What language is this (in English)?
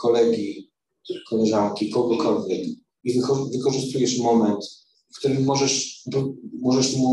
Polish